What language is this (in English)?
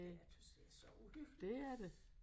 Danish